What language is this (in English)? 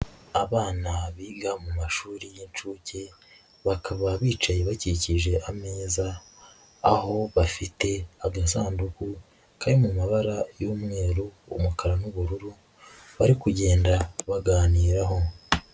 Kinyarwanda